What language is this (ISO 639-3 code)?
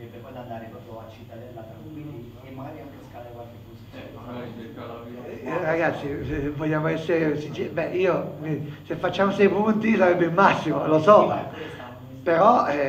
ita